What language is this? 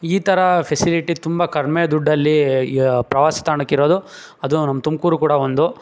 Kannada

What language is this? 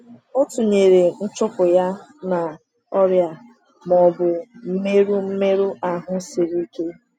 Igbo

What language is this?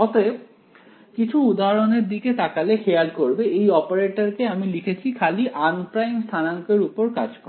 Bangla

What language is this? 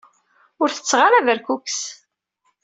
Kabyle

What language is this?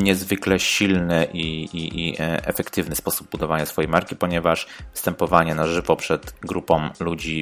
Polish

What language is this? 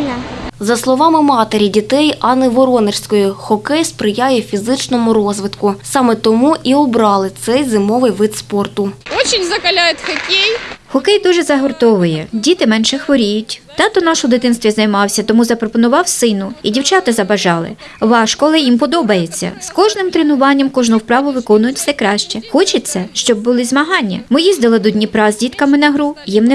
Ukrainian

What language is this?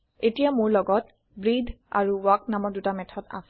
Assamese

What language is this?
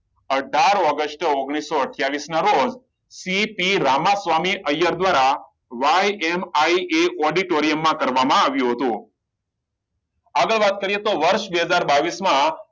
Gujarati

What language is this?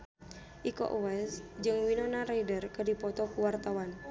Sundanese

